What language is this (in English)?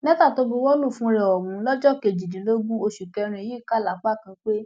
Yoruba